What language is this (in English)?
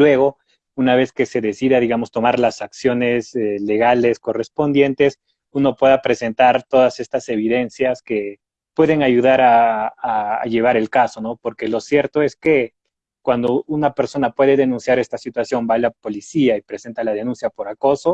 Spanish